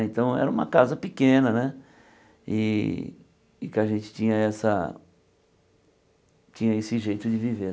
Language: Portuguese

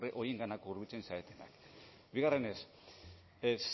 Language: Basque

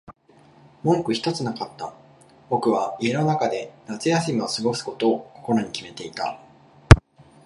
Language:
Japanese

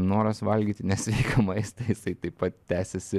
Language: Lithuanian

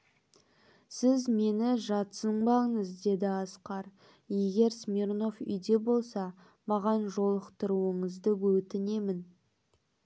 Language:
Kazakh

